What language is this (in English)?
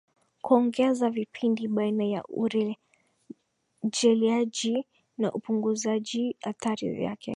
Swahili